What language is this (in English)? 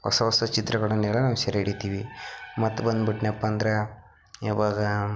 Kannada